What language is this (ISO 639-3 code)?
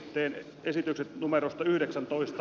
fin